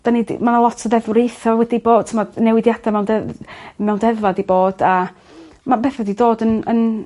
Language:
Welsh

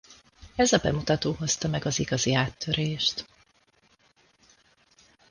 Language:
Hungarian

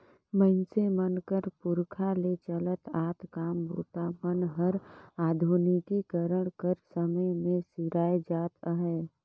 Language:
Chhattisgarhi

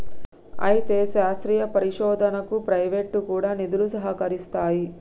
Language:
Telugu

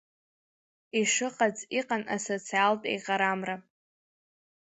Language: Abkhazian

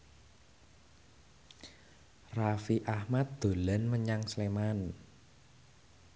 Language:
Javanese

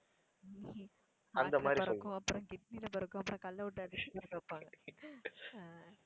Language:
Tamil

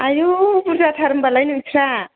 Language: Bodo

